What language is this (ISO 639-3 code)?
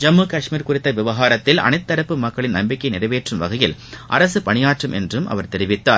tam